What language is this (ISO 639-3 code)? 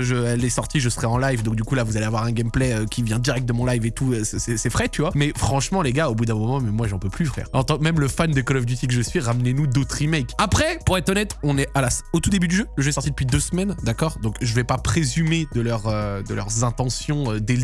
fra